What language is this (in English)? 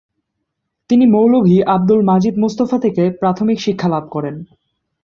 Bangla